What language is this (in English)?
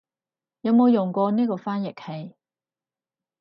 Cantonese